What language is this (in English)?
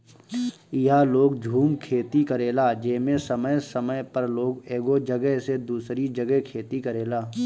Bhojpuri